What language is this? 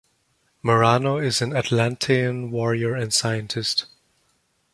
English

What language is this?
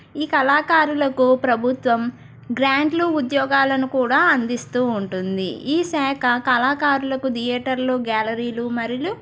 Telugu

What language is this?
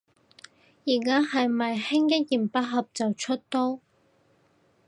Cantonese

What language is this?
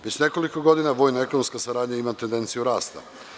Serbian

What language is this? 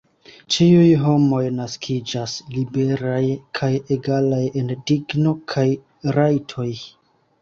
Esperanto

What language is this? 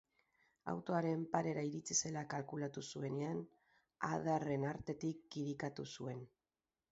Basque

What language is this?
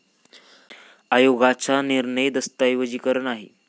Marathi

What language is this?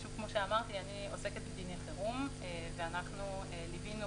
Hebrew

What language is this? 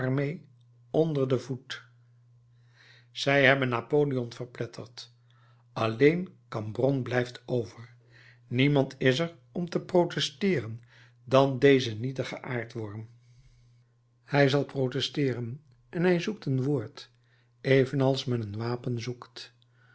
Dutch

